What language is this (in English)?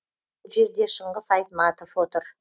Kazakh